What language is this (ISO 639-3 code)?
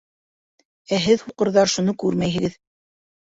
bak